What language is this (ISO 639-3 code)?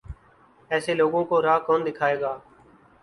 urd